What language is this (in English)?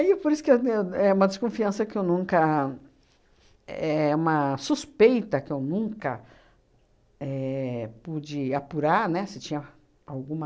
Portuguese